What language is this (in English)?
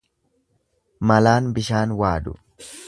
Oromo